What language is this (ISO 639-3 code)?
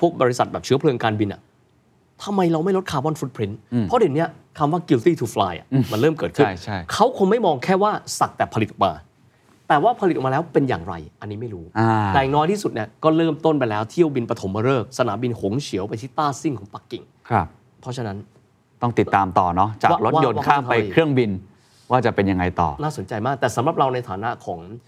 tha